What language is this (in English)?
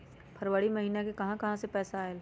Magahi